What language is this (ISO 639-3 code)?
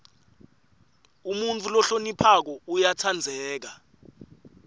ssw